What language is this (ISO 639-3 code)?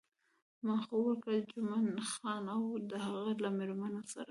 pus